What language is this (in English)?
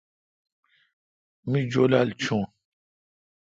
Kalkoti